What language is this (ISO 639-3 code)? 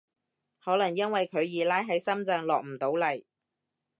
yue